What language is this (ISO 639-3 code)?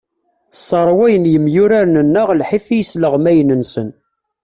kab